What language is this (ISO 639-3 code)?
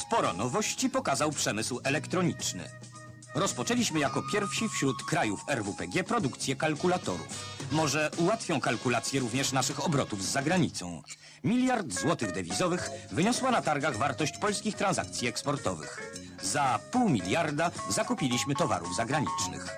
pol